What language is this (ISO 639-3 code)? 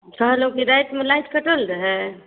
mai